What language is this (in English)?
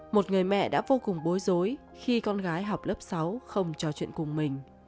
Vietnamese